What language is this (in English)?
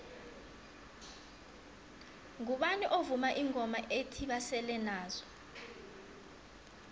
South Ndebele